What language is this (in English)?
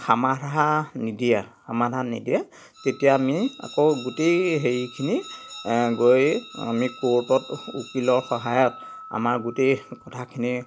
Assamese